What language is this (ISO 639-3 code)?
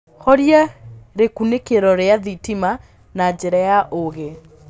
kik